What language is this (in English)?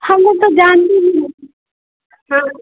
Hindi